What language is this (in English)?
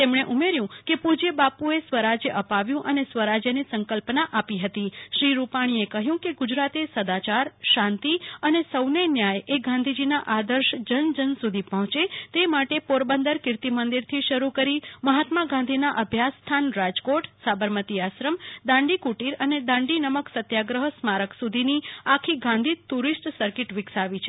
Gujarati